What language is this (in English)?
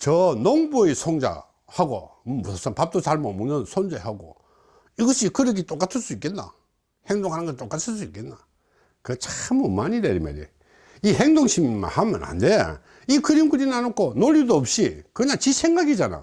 Korean